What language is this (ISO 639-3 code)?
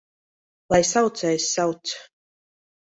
lav